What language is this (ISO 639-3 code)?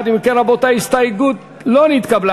heb